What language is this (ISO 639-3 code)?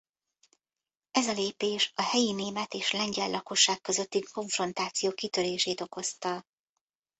hun